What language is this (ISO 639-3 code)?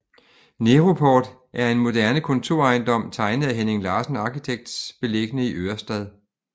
dan